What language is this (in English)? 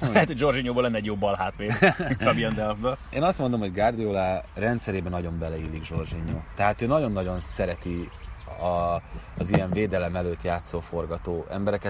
Hungarian